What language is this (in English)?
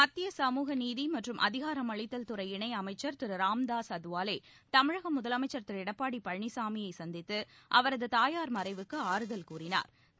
Tamil